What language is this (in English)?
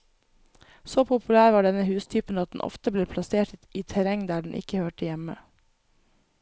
Norwegian